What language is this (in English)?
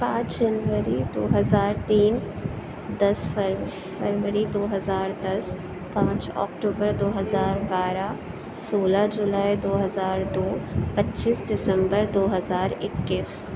Urdu